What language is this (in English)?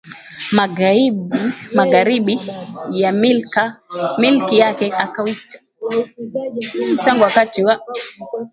Swahili